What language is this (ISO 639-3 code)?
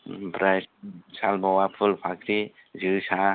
brx